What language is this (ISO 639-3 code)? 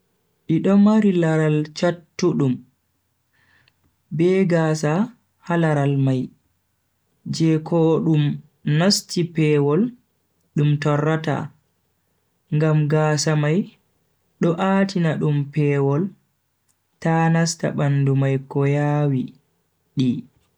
fui